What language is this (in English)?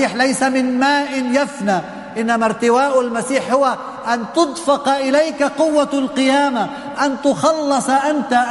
Arabic